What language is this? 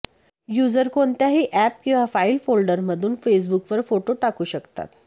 Marathi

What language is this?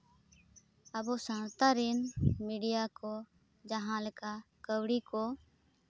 Santali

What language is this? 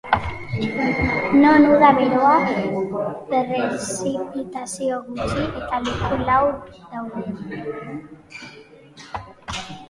Basque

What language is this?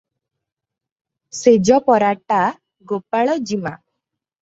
Odia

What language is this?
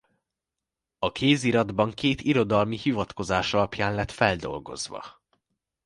Hungarian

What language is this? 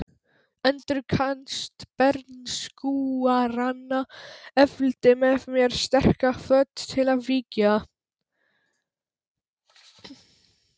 Icelandic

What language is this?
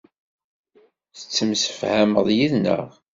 Kabyle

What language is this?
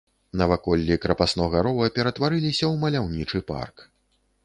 Belarusian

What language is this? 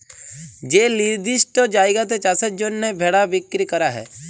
Bangla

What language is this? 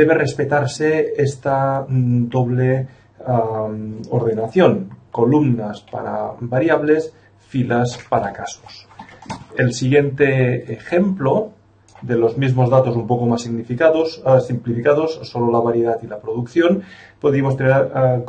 Spanish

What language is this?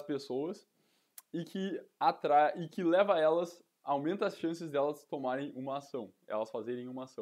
Portuguese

